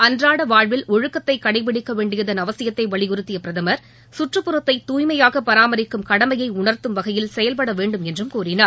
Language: Tamil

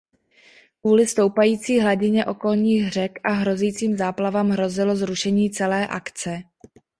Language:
Czech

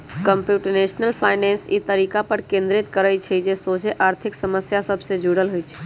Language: Magahi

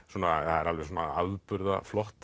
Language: Icelandic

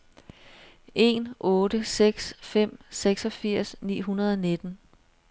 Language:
Danish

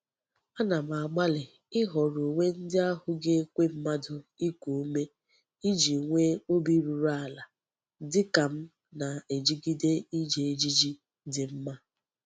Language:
Igbo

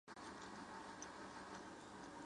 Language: Chinese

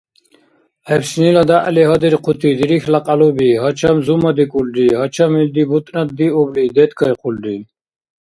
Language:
Dargwa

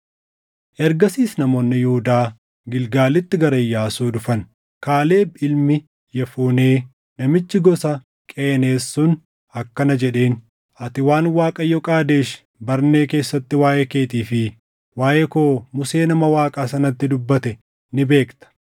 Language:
Oromo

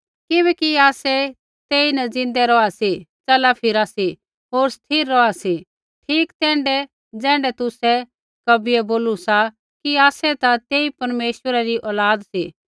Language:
Kullu Pahari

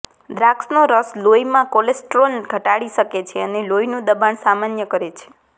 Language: Gujarati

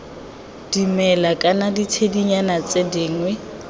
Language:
Tswana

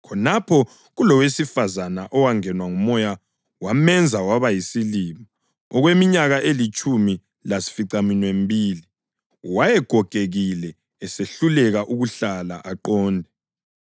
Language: North Ndebele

